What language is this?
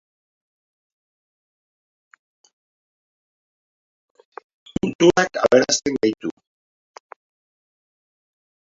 Basque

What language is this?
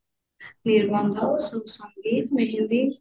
Odia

